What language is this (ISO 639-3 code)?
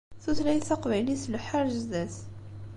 kab